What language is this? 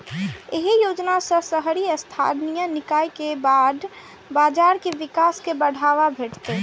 Maithili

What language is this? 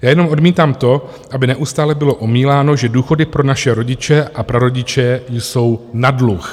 Czech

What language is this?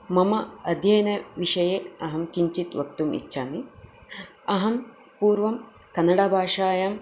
Sanskrit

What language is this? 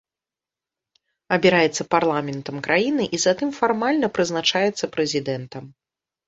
Belarusian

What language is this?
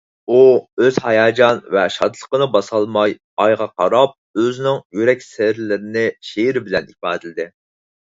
Uyghur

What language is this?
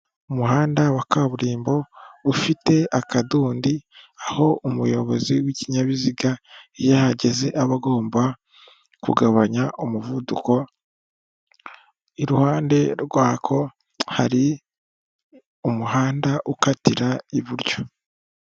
Kinyarwanda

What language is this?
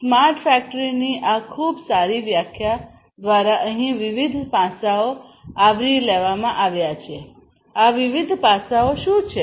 Gujarati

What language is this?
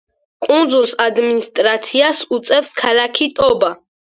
Georgian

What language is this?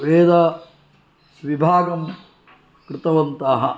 Sanskrit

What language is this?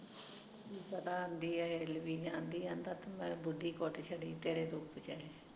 Punjabi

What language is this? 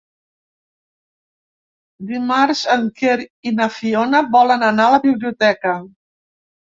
Catalan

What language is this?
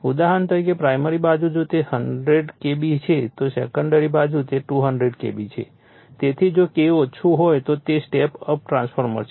Gujarati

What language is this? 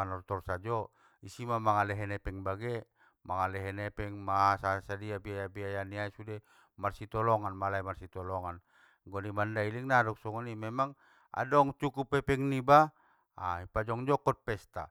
Batak Mandailing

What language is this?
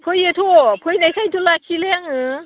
Bodo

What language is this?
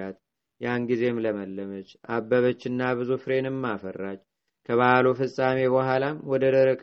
Amharic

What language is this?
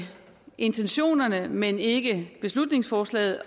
Danish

